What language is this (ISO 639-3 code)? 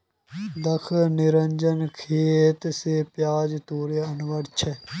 mag